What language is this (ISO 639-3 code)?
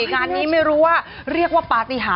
tha